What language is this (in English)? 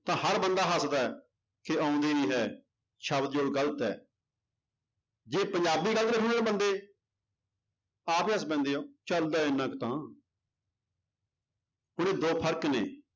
Punjabi